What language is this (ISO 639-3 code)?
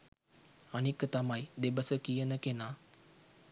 sin